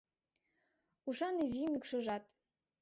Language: Mari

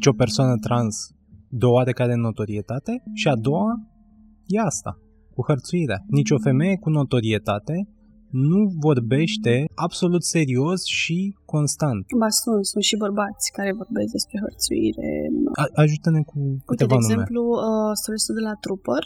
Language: Romanian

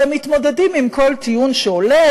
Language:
Hebrew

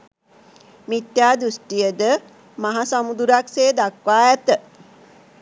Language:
Sinhala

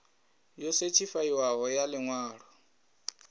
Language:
Venda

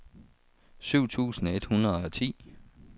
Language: Danish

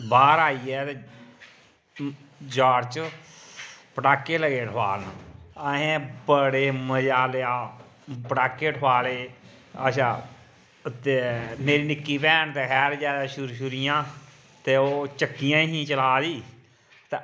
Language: Dogri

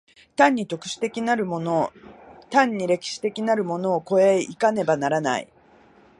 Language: Japanese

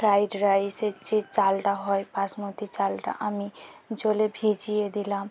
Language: Bangla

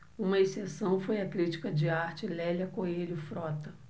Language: Portuguese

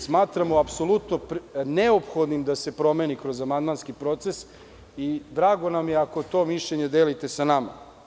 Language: Serbian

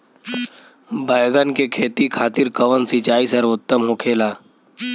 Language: Bhojpuri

